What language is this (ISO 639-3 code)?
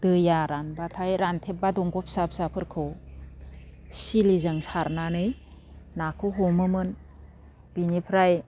brx